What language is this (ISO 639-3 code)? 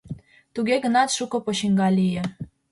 chm